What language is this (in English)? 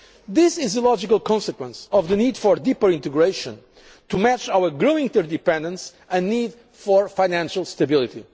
English